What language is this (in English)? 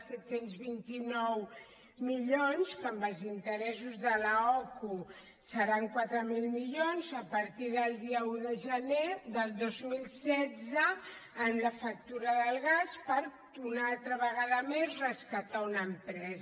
Catalan